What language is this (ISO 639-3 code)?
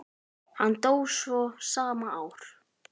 isl